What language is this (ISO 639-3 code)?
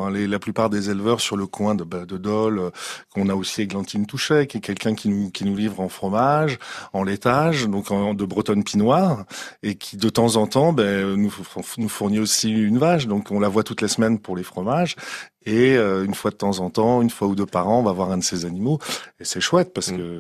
fra